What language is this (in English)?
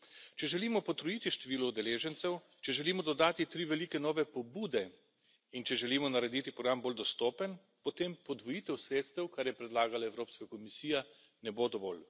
Slovenian